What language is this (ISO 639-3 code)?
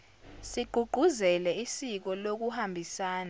zul